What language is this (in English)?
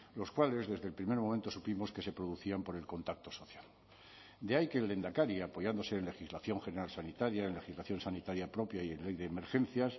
Spanish